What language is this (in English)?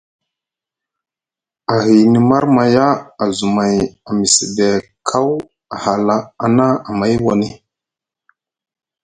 Musgu